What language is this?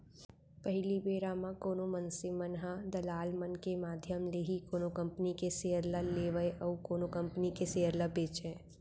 Chhattisgarhi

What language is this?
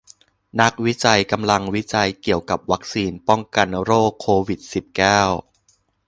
Thai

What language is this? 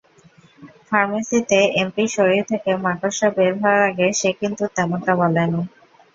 Bangla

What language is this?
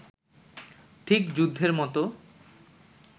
Bangla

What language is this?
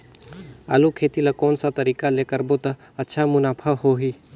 Chhattisgarhi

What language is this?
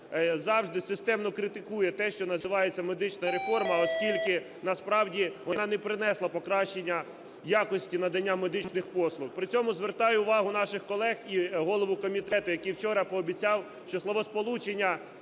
Ukrainian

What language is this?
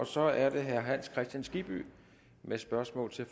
Danish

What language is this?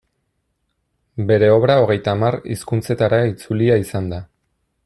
Basque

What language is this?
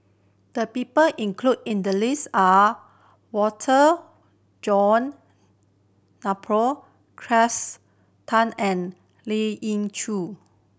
English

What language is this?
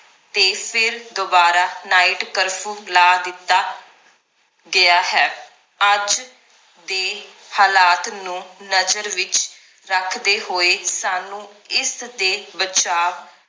Punjabi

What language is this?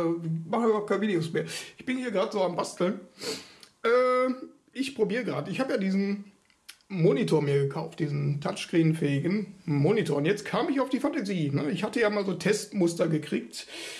German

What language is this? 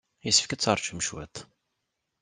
Kabyle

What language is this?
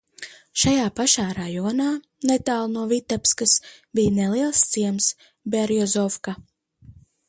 Latvian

